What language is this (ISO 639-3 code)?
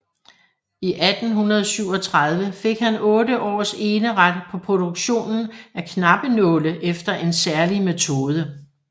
dan